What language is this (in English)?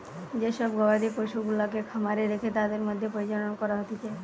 Bangla